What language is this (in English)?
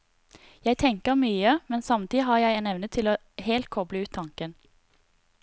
Norwegian